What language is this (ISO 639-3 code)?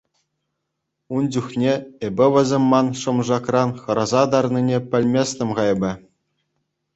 chv